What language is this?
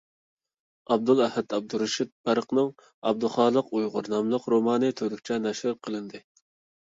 Uyghur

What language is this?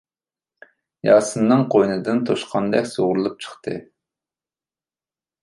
Uyghur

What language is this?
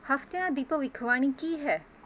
Punjabi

